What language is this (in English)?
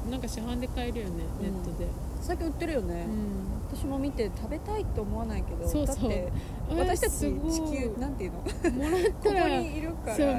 Japanese